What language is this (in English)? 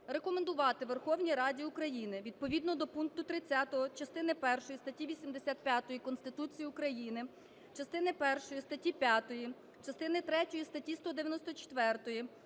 Ukrainian